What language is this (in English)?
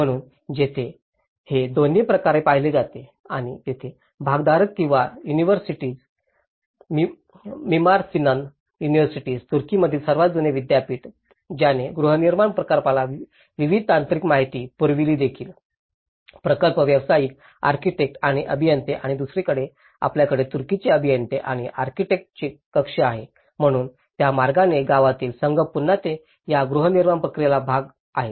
Marathi